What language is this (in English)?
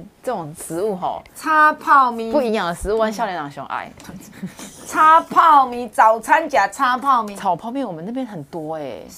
Chinese